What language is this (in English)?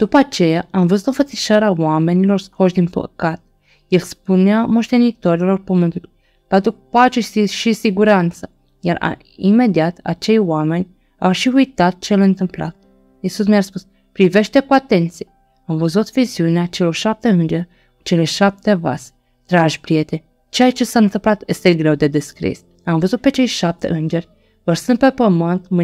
Romanian